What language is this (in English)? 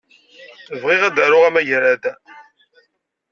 Kabyle